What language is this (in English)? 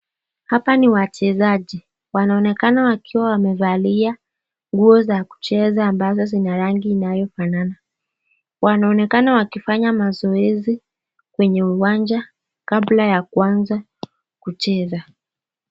Swahili